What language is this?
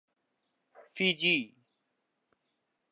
Urdu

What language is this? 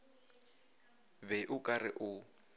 Northern Sotho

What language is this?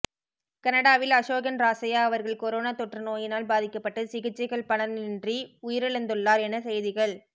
Tamil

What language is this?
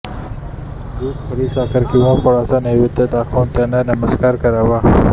Marathi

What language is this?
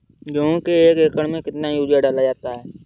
Hindi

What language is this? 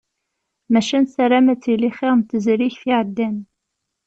Kabyle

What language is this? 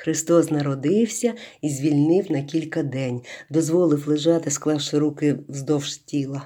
Ukrainian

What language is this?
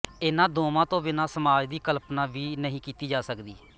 Punjabi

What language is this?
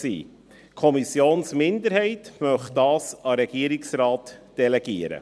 Swiss German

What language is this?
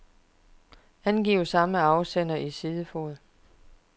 Danish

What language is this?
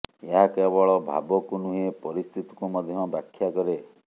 Odia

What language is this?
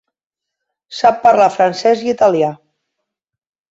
Catalan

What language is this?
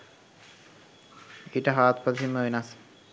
Sinhala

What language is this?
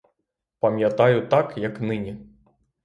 Ukrainian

